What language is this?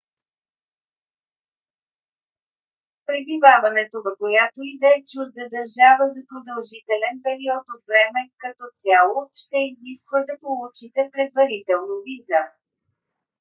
Bulgarian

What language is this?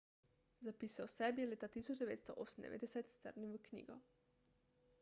Slovenian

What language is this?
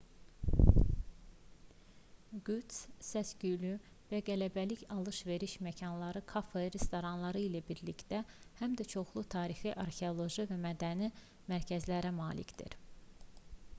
Azerbaijani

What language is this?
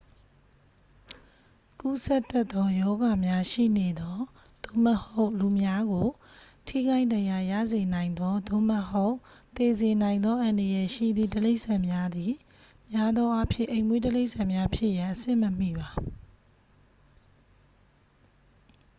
Burmese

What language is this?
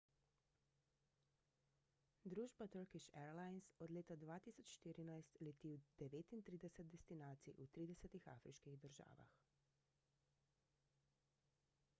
Slovenian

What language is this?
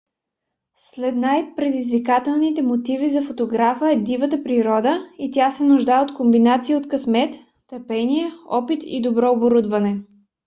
Bulgarian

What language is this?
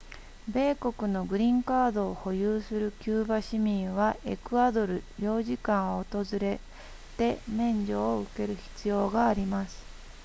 Japanese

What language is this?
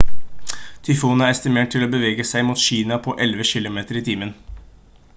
Norwegian Bokmål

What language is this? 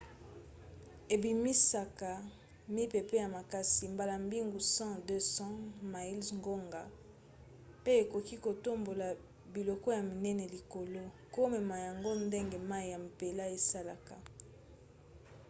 Lingala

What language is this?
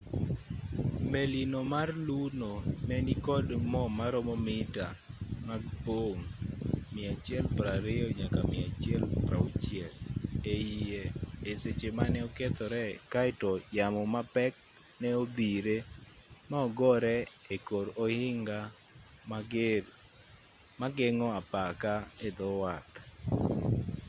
Luo (Kenya and Tanzania)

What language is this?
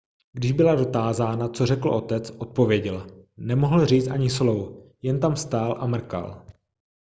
Czech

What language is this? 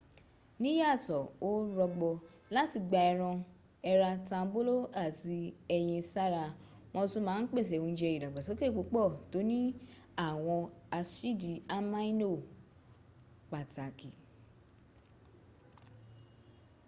Yoruba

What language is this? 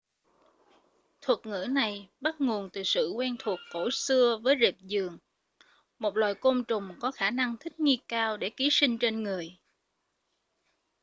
Vietnamese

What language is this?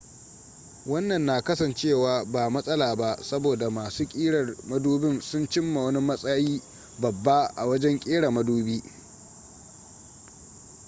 Hausa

